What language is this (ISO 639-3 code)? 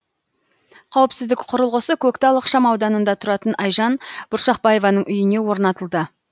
kaz